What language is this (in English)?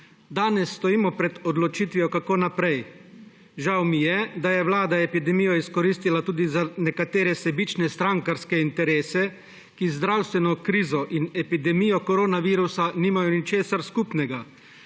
Slovenian